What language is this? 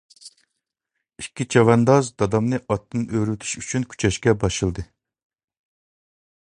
Uyghur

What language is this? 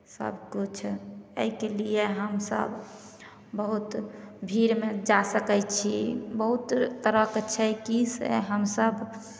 Maithili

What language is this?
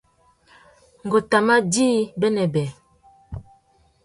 Tuki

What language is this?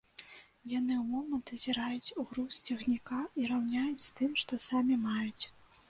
Belarusian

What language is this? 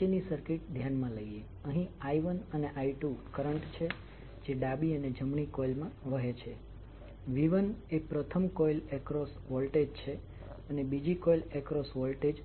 Gujarati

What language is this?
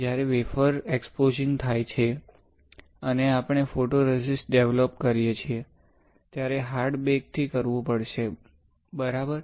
Gujarati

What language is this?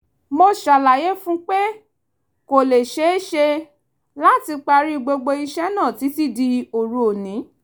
Yoruba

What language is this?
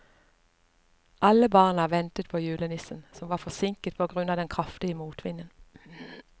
Norwegian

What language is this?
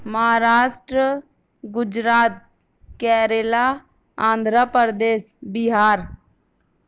Urdu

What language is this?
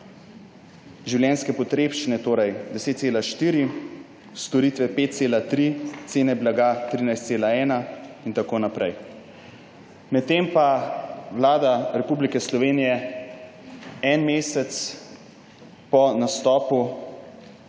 Slovenian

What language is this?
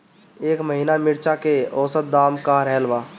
Bhojpuri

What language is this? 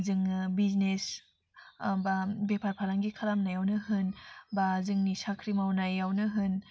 Bodo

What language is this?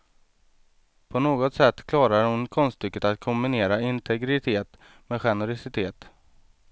Swedish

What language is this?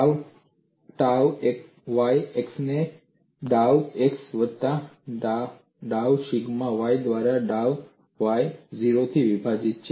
Gujarati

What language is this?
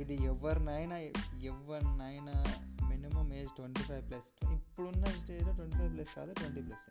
Telugu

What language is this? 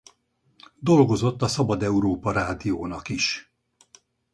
Hungarian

